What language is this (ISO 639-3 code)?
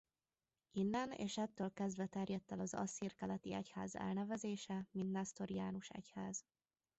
hun